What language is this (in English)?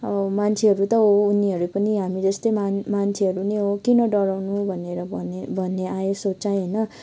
Nepali